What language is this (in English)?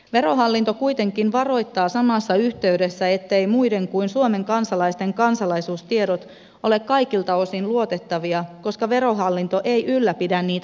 Finnish